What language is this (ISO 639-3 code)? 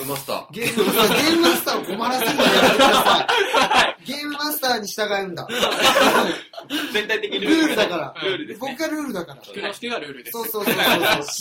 jpn